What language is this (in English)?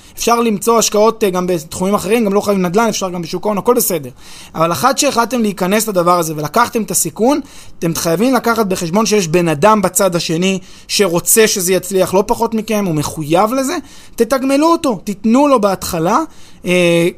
Hebrew